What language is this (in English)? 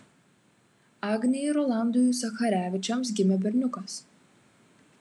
Lithuanian